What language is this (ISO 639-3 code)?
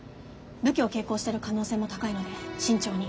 jpn